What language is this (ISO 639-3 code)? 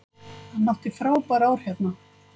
isl